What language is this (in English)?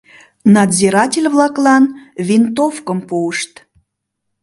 Mari